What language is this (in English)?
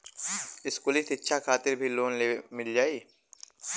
Bhojpuri